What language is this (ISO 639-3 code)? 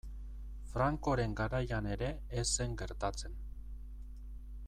eus